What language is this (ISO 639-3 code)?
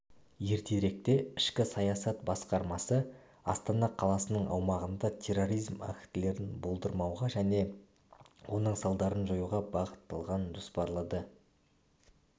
kaz